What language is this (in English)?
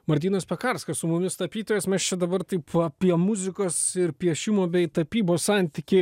Lithuanian